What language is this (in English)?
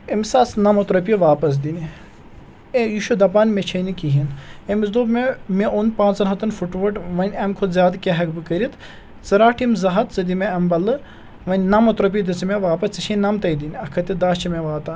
Kashmiri